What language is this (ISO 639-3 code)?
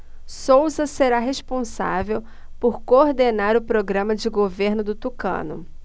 por